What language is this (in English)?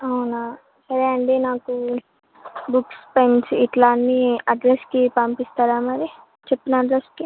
Telugu